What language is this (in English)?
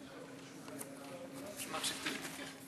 Hebrew